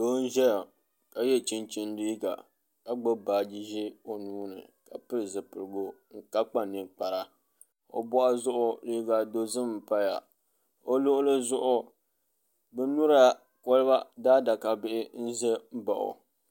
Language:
Dagbani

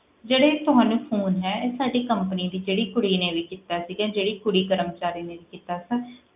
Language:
Punjabi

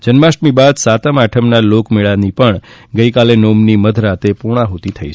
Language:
Gujarati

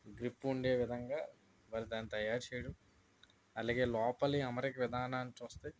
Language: Telugu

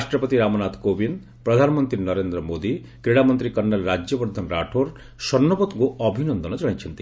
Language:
Odia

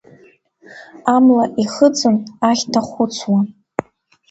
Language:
Abkhazian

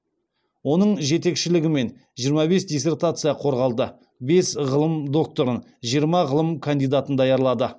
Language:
Kazakh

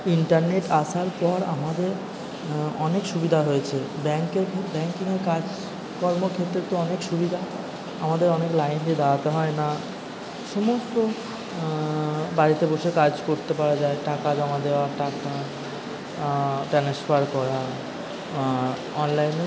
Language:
Bangla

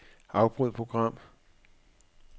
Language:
Danish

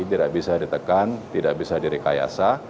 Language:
Indonesian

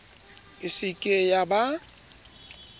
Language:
Southern Sotho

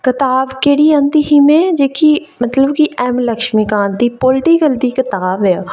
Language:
Dogri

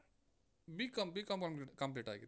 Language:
Kannada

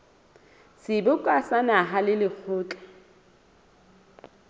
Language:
Southern Sotho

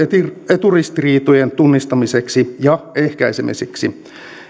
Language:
Finnish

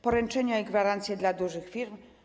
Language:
Polish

